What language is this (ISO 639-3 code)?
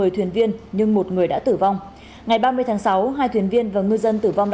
vie